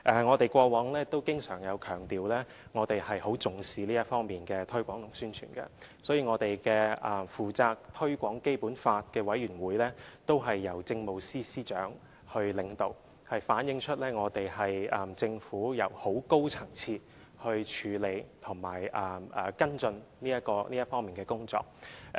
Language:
Cantonese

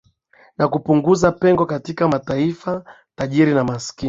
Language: Swahili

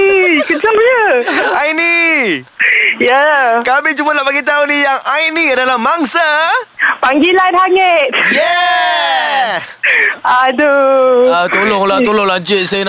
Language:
Malay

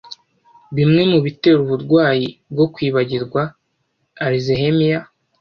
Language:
Kinyarwanda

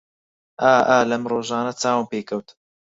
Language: Central Kurdish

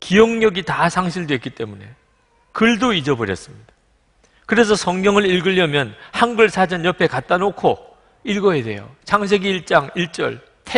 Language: Korean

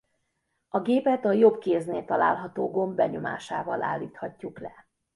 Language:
Hungarian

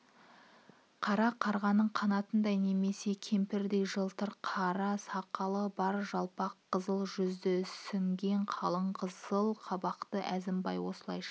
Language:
Kazakh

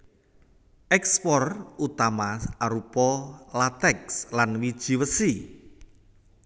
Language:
Javanese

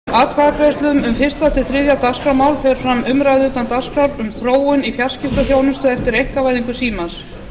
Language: Icelandic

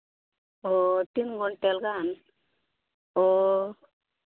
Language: Santali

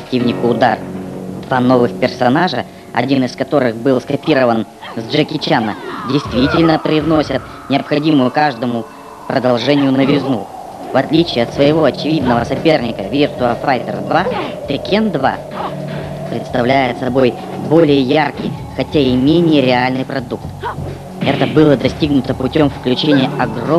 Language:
Russian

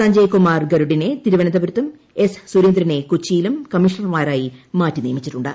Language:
Malayalam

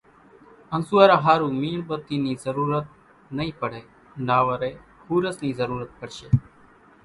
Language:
Kachi Koli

